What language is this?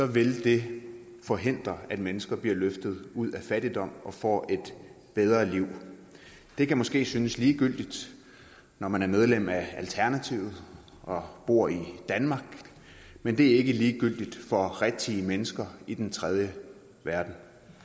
Danish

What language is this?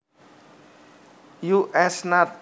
Javanese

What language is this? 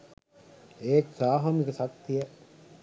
Sinhala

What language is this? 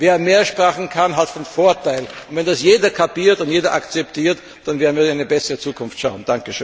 German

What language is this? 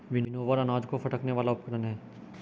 Hindi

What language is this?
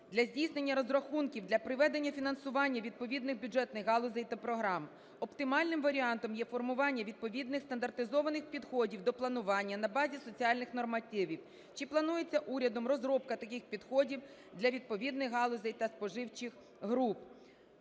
Ukrainian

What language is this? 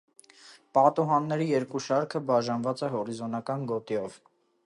Armenian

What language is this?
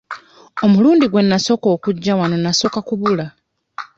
Ganda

